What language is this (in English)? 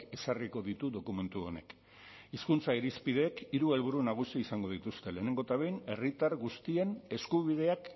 Basque